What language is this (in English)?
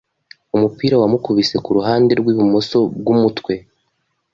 Kinyarwanda